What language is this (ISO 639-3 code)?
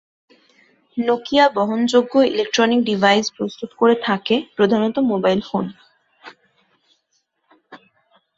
ben